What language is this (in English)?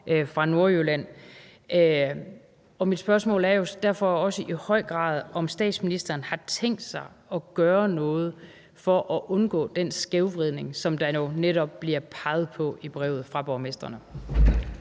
Danish